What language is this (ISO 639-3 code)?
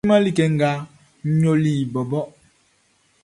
bci